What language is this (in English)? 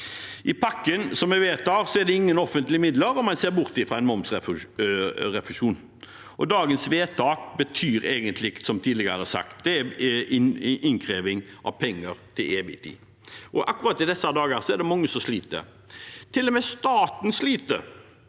Norwegian